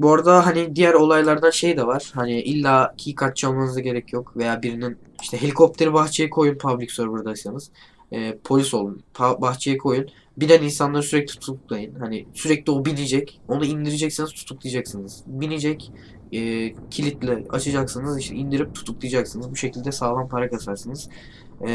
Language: Turkish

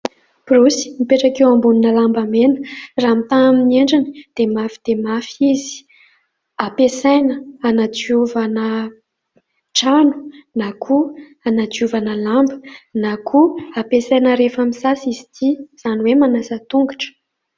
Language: Malagasy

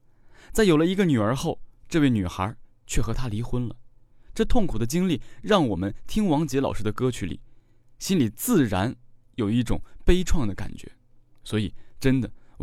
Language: Chinese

